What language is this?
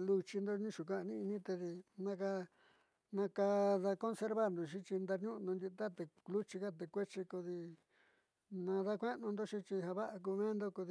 Southeastern Nochixtlán Mixtec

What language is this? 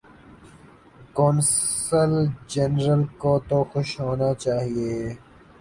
Urdu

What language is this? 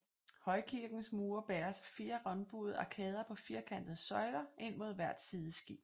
Danish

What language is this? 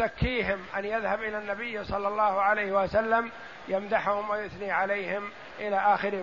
Arabic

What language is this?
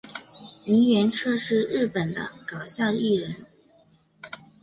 Chinese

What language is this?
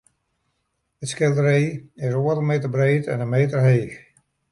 Western Frisian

